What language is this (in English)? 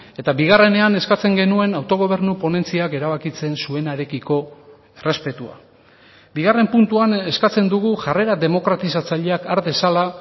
Basque